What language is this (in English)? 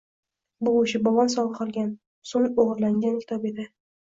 Uzbek